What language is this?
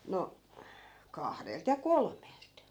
Finnish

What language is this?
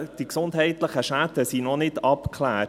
Swiss German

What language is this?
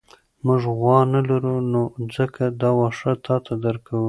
Pashto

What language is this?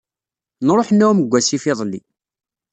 Kabyle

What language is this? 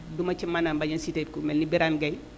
Wolof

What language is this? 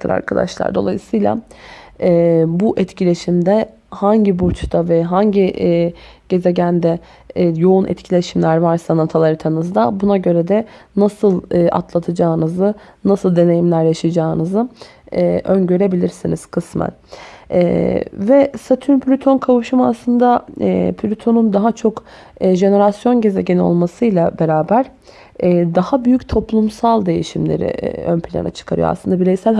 Turkish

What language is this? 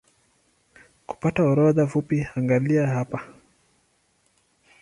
Swahili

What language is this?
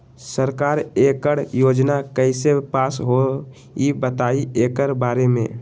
Magahi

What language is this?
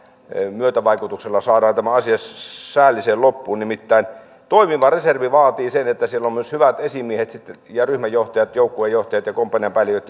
Finnish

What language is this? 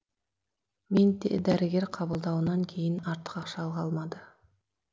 Kazakh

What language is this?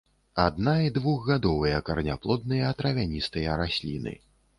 Belarusian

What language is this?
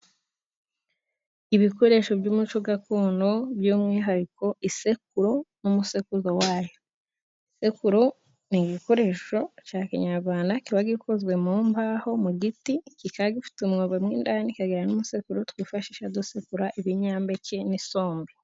Kinyarwanda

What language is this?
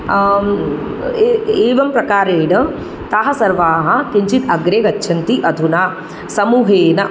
Sanskrit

